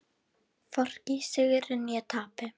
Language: Icelandic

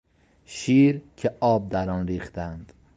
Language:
Persian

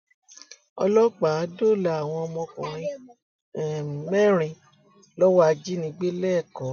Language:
Yoruba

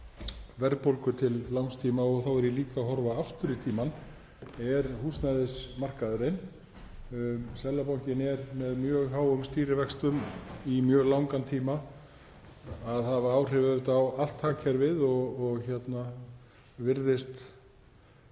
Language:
Icelandic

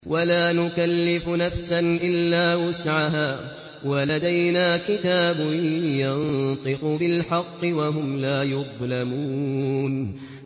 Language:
Arabic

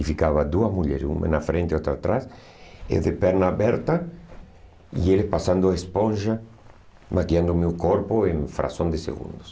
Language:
Portuguese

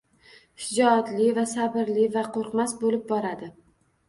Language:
Uzbek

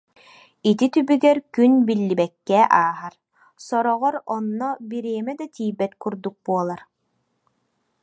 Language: Yakut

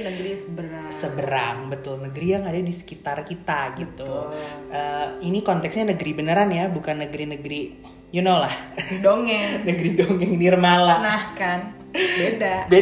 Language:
Indonesian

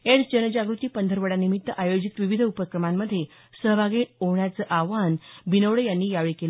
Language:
Marathi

